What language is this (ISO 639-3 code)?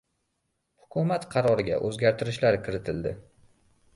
uzb